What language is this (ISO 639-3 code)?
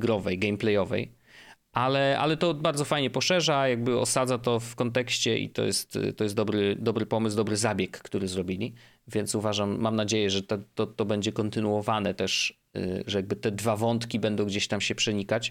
pol